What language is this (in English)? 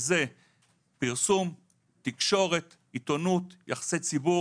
Hebrew